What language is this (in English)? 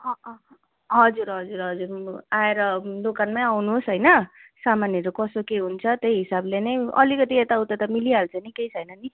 Nepali